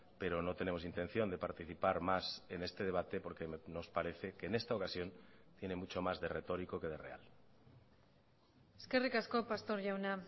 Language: Spanish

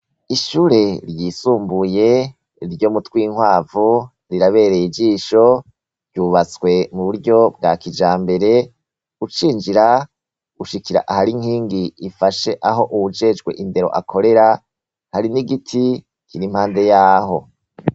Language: Rundi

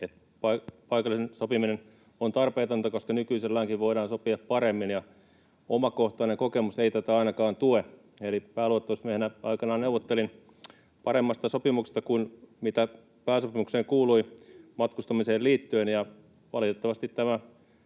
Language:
Finnish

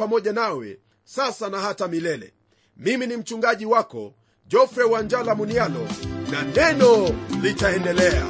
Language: Swahili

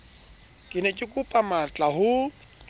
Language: Southern Sotho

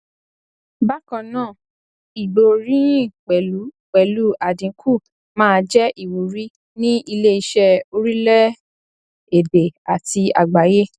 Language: Yoruba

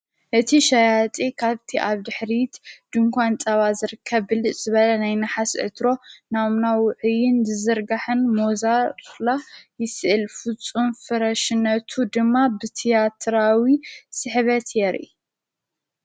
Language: Tigrinya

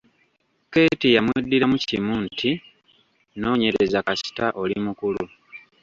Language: Ganda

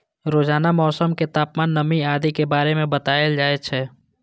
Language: Maithili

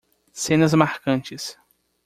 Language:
Portuguese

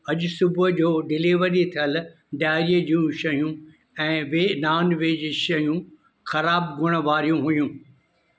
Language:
Sindhi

